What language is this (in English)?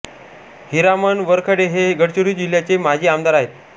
Marathi